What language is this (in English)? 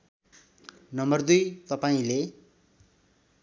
Nepali